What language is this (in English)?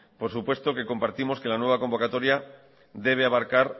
Spanish